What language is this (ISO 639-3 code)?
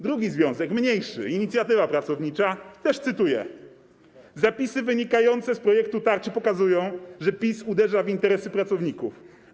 pol